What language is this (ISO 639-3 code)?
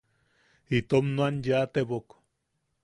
yaq